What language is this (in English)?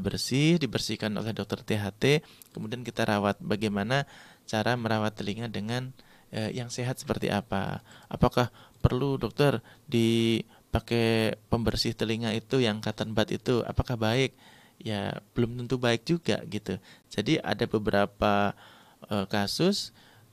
Indonesian